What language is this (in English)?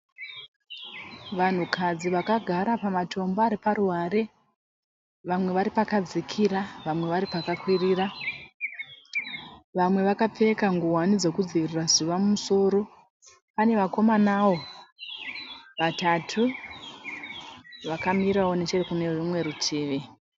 Shona